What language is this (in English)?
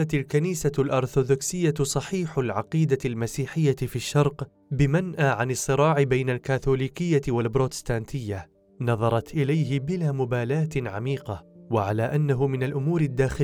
Arabic